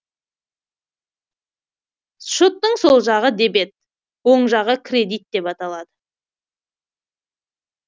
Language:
Kazakh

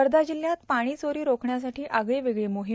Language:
Marathi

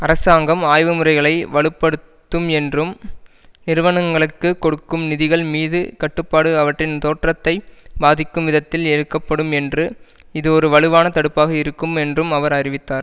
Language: Tamil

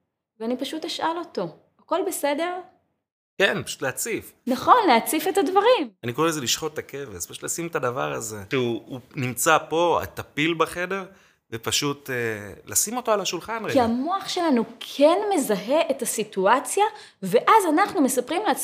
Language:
Hebrew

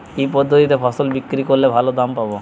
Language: Bangla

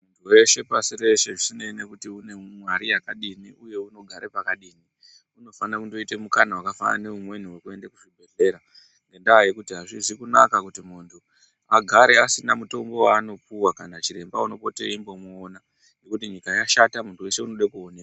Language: Ndau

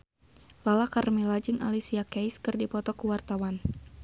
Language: Sundanese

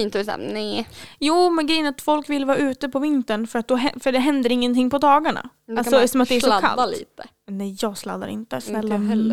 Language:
Swedish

